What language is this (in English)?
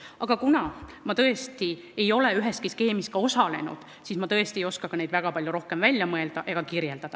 Estonian